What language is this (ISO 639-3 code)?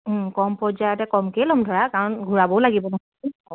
asm